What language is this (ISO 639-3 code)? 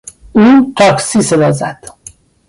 fas